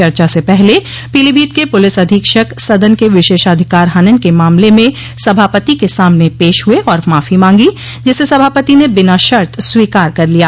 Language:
Hindi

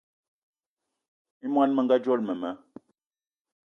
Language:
Eton (Cameroon)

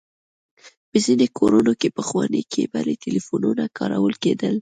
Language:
Pashto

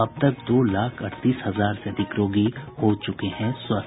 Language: Hindi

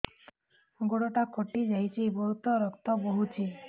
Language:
Odia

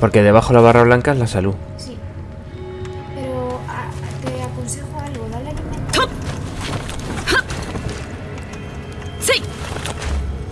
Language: Spanish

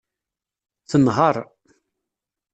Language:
Kabyle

